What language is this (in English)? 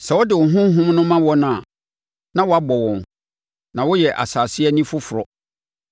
Akan